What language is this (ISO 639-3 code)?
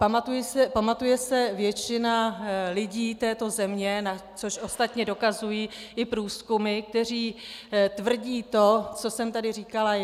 ces